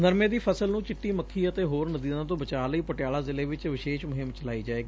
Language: Punjabi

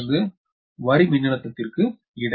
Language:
Tamil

